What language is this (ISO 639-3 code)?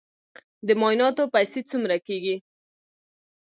pus